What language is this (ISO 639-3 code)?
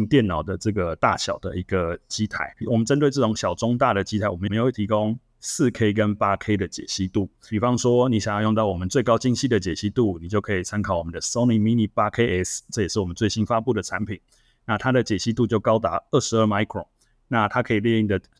zho